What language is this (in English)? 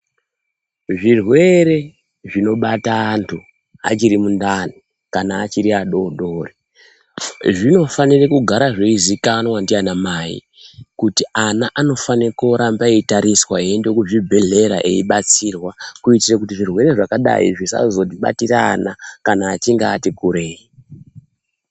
Ndau